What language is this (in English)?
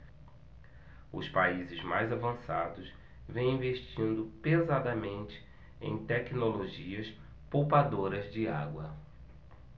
Portuguese